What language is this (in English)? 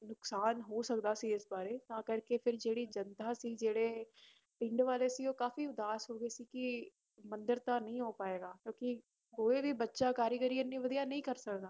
Punjabi